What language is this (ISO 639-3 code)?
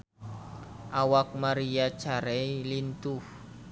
sun